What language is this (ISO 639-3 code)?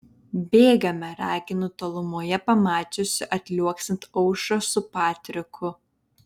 lit